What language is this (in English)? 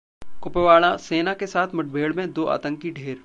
Hindi